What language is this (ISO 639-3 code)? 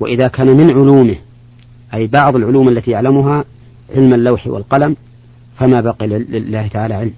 ara